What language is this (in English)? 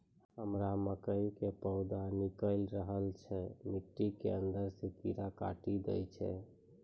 Maithili